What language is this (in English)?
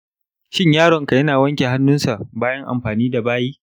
Hausa